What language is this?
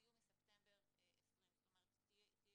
Hebrew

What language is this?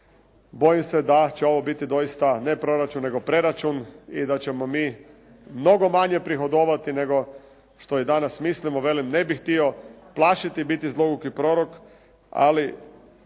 Croatian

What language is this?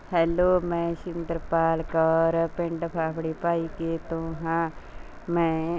Punjabi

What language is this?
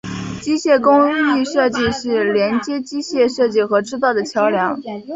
Chinese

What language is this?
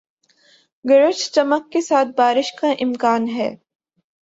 Urdu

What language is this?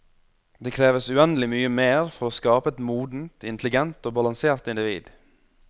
Norwegian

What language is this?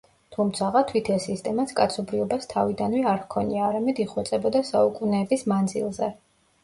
Georgian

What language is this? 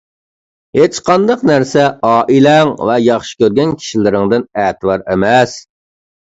Uyghur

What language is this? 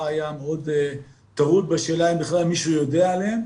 Hebrew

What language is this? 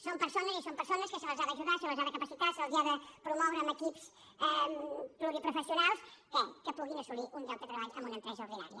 Catalan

